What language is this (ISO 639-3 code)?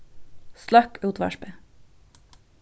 fao